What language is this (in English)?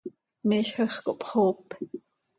Seri